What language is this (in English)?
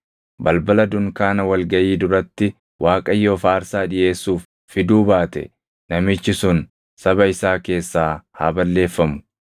Oromo